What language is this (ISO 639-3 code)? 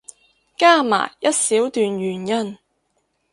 yue